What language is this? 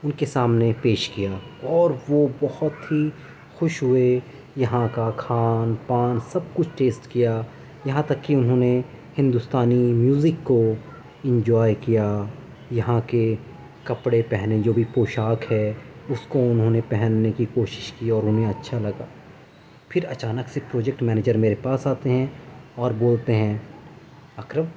Urdu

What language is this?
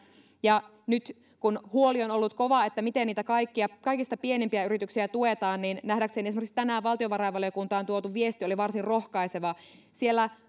Finnish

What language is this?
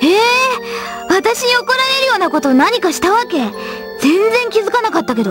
Japanese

